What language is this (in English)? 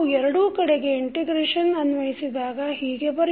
Kannada